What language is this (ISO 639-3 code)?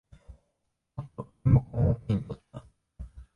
jpn